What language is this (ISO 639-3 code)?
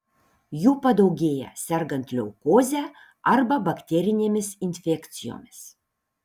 lit